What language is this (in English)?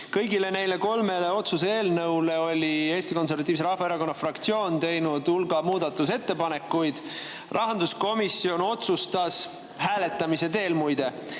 Estonian